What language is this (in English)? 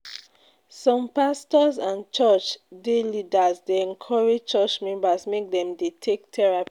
Nigerian Pidgin